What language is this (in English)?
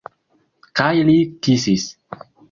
Esperanto